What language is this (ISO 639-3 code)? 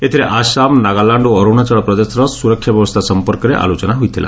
ori